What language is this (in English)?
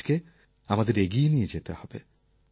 Bangla